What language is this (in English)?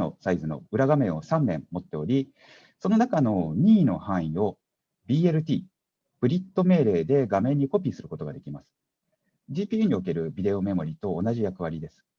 Japanese